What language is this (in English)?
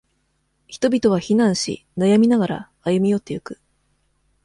Japanese